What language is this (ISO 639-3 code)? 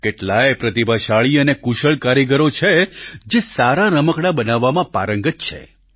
guj